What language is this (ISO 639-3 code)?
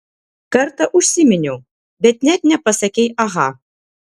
lit